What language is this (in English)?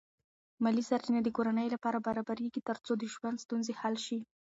Pashto